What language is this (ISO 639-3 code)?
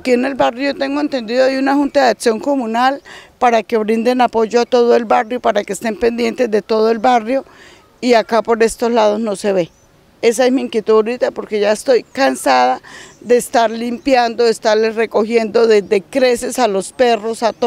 spa